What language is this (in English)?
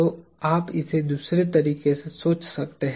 Hindi